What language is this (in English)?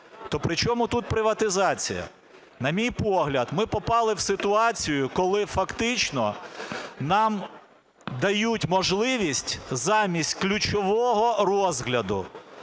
Ukrainian